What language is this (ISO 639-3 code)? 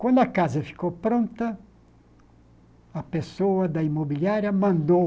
por